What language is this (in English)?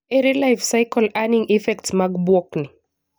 Luo (Kenya and Tanzania)